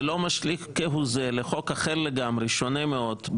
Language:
Hebrew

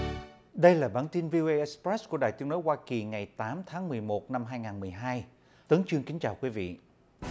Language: Vietnamese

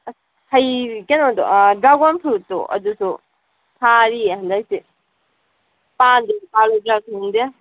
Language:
Manipuri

